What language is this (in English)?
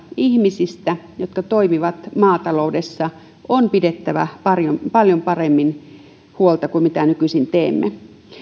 Finnish